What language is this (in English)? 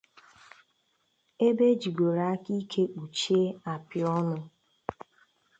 Igbo